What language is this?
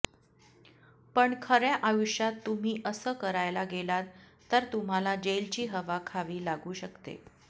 Marathi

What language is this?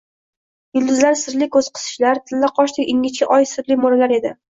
Uzbek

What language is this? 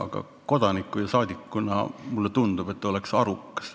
Estonian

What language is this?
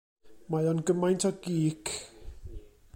Welsh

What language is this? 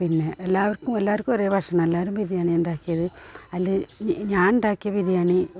Malayalam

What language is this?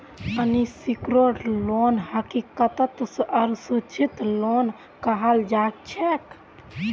Magahi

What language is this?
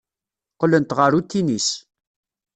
Kabyle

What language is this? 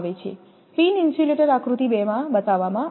Gujarati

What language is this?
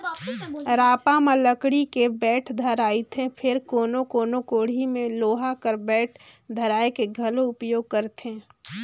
Chhattisgarhi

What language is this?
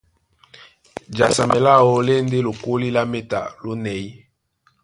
Duala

